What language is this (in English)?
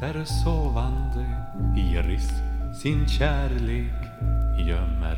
Swedish